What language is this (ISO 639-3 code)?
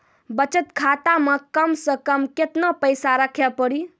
mai